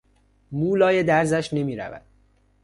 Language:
Persian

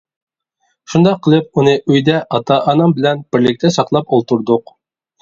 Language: Uyghur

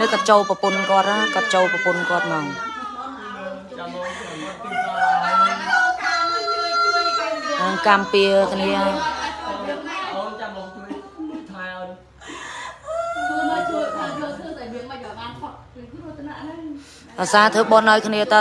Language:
Vietnamese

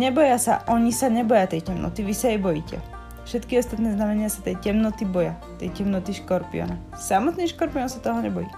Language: Slovak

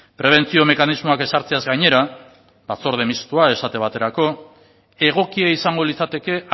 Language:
Basque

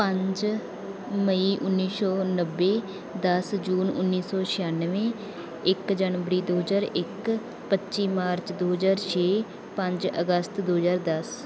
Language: Punjabi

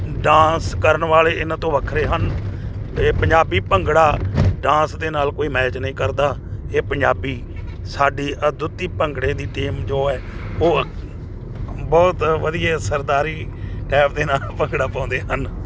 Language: Punjabi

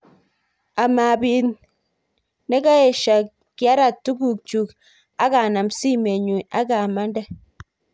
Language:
Kalenjin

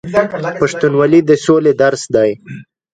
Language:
Pashto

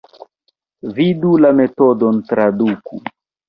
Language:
Esperanto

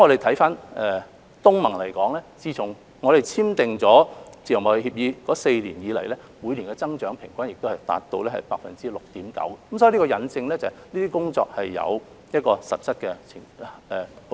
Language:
Cantonese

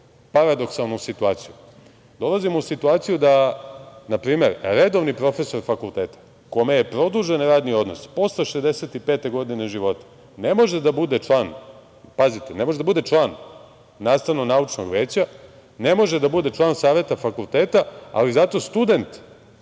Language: Serbian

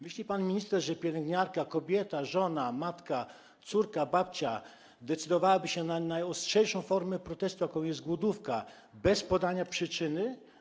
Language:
Polish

